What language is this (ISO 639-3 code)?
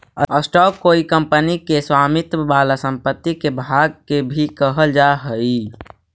mag